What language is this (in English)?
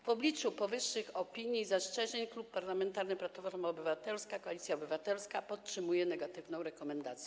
Polish